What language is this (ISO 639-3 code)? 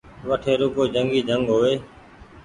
gig